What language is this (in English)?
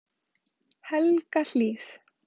Icelandic